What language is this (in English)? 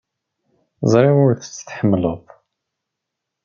Kabyle